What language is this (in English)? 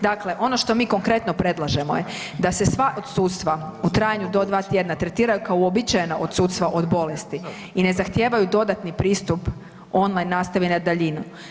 Croatian